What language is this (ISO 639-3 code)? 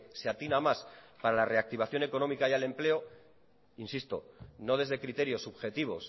spa